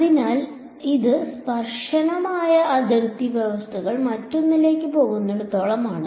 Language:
Malayalam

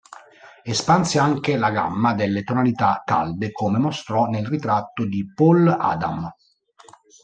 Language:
Italian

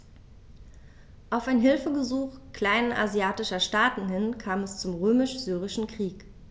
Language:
German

